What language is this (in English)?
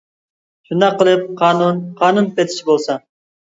Uyghur